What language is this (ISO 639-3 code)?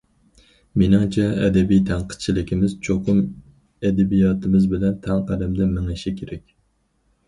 uig